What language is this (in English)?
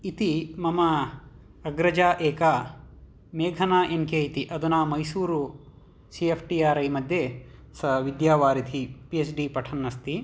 Sanskrit